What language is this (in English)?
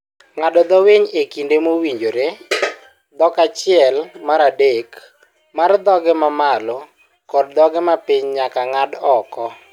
Luo (Kenya and Tanzania)